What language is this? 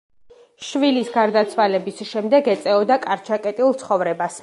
Georgian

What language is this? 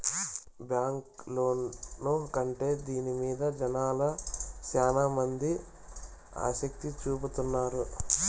Telugu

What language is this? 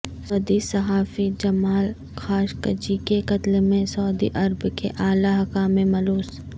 Urdu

